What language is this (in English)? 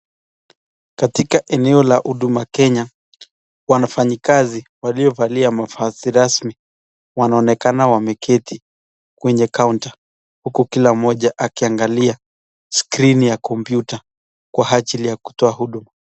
Swahili